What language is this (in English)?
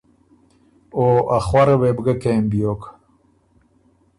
Ormuri